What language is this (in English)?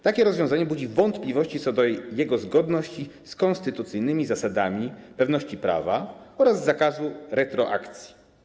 Polish